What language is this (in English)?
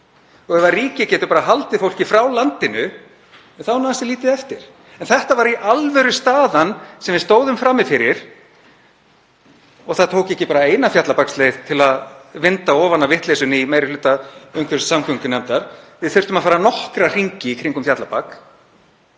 Icelandic